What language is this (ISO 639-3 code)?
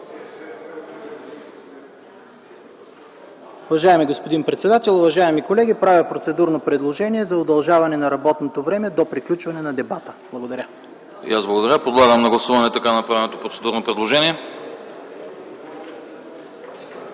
bul